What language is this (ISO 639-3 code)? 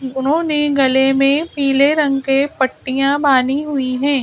hin